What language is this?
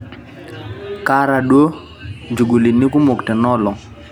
Masai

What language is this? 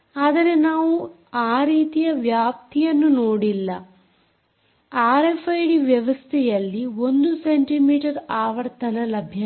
Kannada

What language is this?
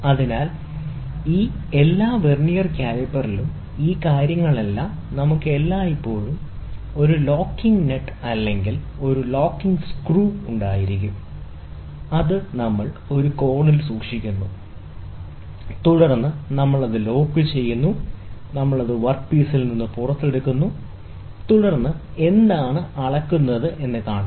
Malayalam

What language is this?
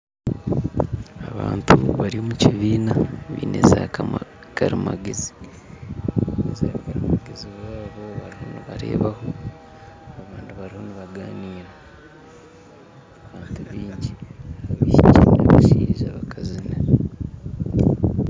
Nyankole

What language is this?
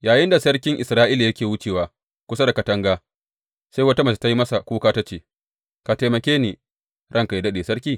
Hausa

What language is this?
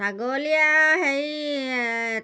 Assamese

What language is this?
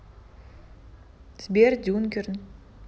Russian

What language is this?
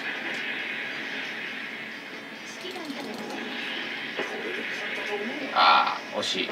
Japanese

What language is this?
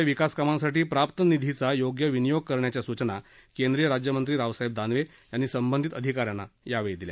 Marathi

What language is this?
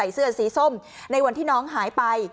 Thai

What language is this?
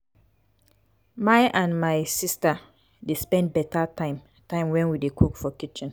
Nigerian Pidgin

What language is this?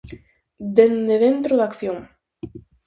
Galician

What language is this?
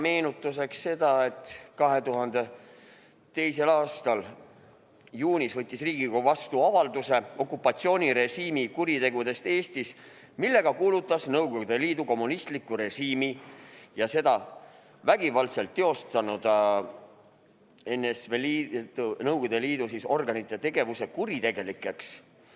Estonian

